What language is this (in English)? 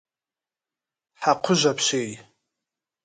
Kabardian